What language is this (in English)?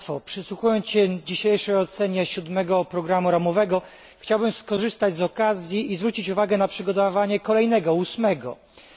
Polish